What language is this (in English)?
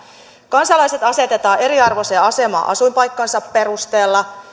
Finnish